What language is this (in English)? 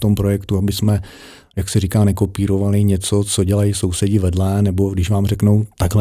Czech